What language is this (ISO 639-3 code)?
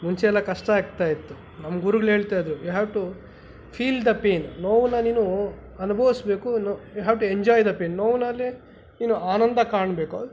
kan